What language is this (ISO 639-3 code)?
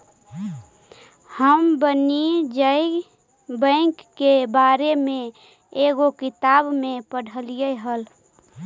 mag